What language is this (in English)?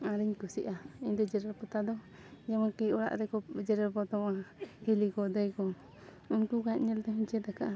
Santali